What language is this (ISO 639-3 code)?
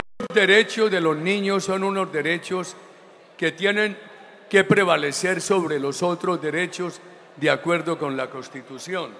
spa